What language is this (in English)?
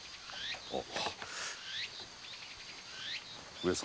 Japanese